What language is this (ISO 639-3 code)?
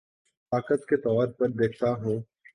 urd